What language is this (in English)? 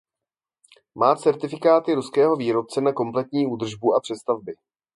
Czech